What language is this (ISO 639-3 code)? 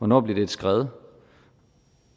dan